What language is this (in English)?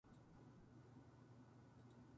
Japanese